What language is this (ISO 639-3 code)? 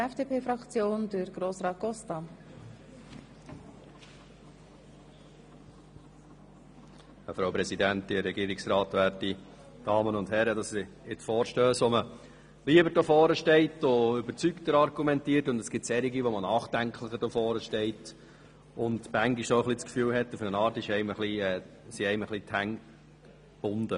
gsw